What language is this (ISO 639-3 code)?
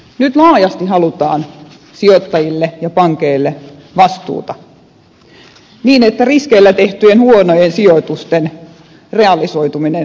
fin